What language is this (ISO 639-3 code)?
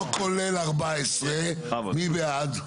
heb